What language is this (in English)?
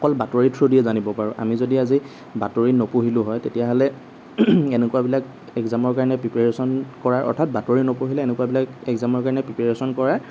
Assamese